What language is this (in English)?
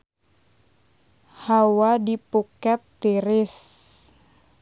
Sundanese